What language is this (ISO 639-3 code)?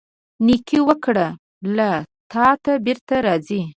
pus